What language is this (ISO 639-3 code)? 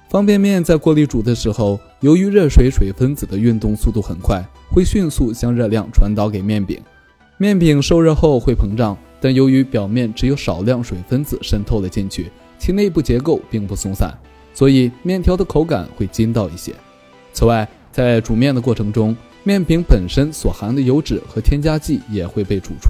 zho